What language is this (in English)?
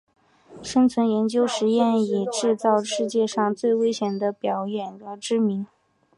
Chinese